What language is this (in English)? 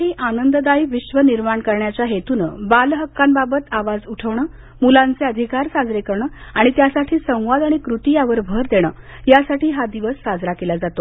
Marathi